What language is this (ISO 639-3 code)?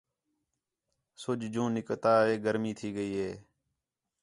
xhe